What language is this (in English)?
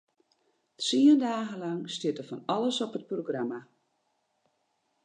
Western Frisian